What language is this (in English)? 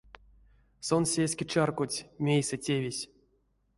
Erzya